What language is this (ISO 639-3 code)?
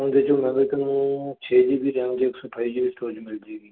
pan